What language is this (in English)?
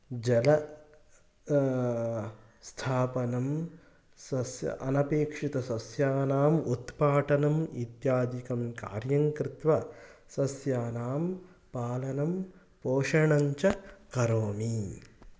Sanskrit